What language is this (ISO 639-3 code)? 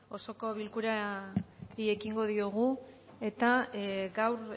eus